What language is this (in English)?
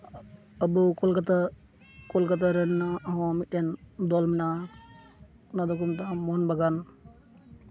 Santali